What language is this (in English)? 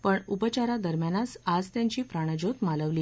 Marathi